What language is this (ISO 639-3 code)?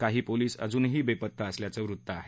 mar